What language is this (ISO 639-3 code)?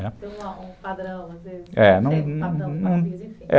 por